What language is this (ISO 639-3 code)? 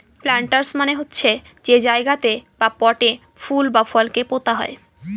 ben